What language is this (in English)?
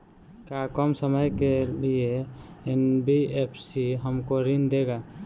Bhojpuri